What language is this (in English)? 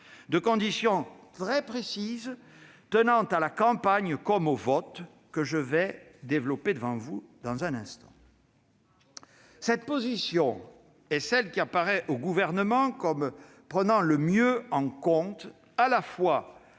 French